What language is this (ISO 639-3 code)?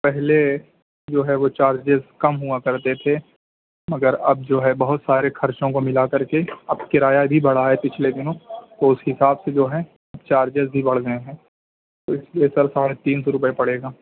urd